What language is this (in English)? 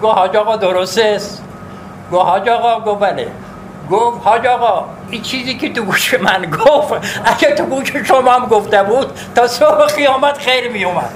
Persian